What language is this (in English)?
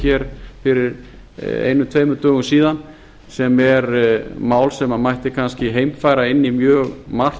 Icelandic